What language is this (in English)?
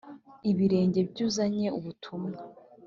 Kinyarwanda